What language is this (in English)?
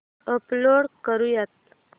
Marathi